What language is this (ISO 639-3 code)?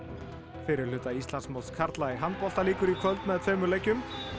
isl